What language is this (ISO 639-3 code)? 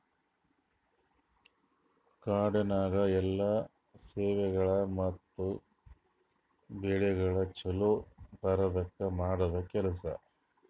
kan